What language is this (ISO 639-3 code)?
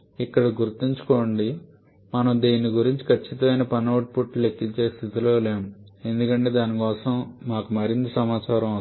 tel